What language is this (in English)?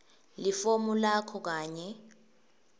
Swati